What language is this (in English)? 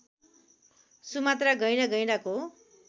Nepali